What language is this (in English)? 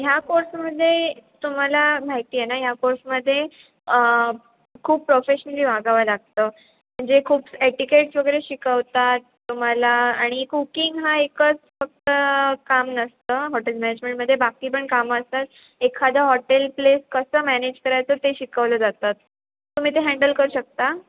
Marathi